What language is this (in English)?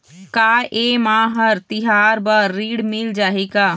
Chhattisgarhi